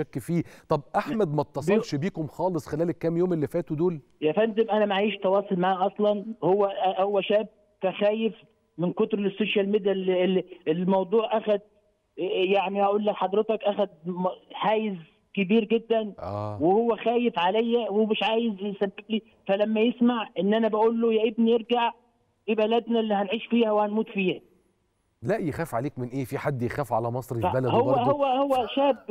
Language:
Arabic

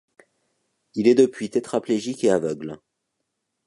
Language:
French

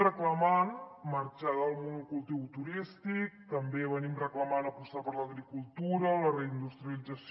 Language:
Catalan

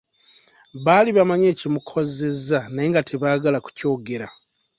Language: Ganda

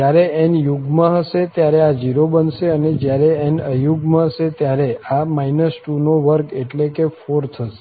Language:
Gujarati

